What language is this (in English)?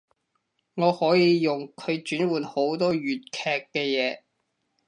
Cantonese